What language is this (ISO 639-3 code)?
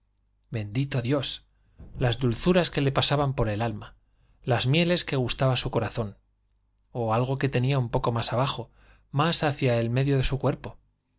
spa